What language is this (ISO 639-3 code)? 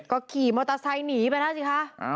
tha